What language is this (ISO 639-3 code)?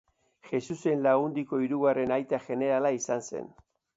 eus